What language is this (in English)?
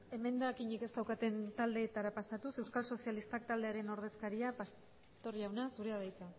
Basque